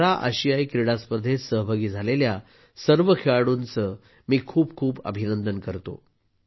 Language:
Marathi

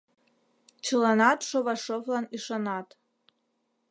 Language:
Mari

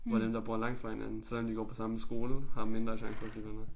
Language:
Danish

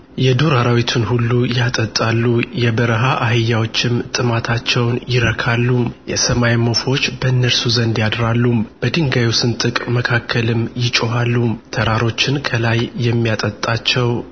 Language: Amharic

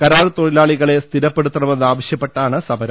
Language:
Malayalam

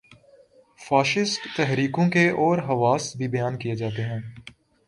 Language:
Urdu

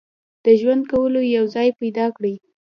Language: Pashto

